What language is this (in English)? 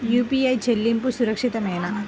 Telugu